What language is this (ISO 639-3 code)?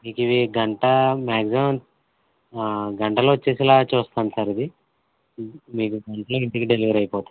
tel